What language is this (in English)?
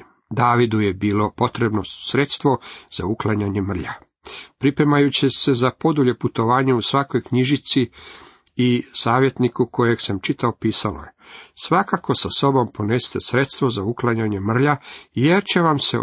Croatian